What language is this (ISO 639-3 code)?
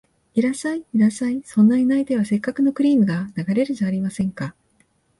jpn